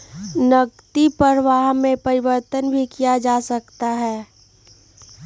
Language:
Magahi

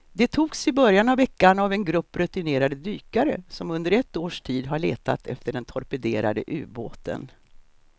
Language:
Swedish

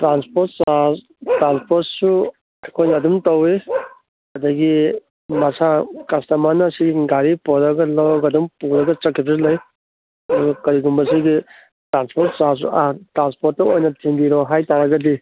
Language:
Manipuri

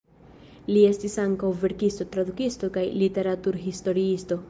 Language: Esperanto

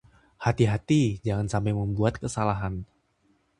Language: Indonesian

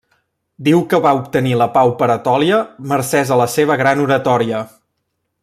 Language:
Catalan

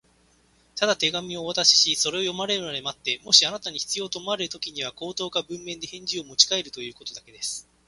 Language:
Japanese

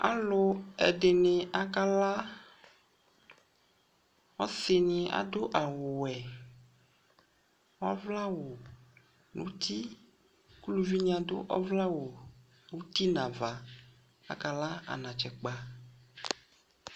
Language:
Ikposo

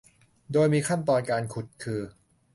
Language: Thai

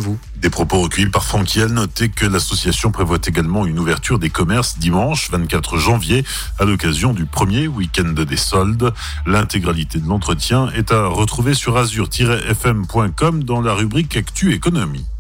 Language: French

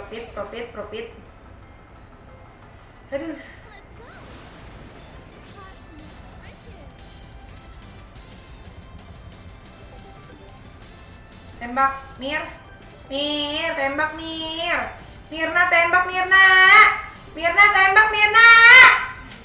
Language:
Indonesian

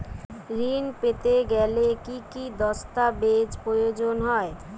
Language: Bangla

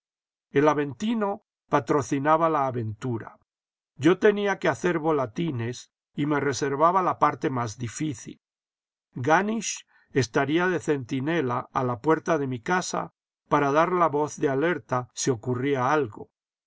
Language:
Spanish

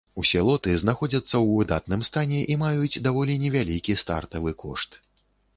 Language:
Belarusian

